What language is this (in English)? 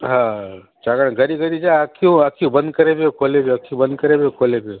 Sindhi